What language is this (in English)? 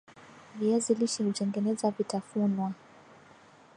Swahili